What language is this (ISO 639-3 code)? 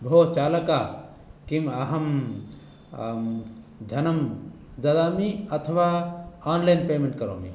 san